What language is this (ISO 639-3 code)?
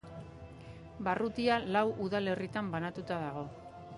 eus